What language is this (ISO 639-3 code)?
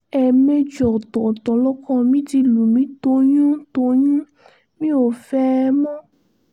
yor